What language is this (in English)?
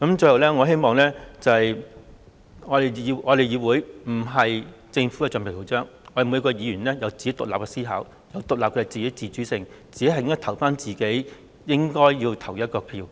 Cantonese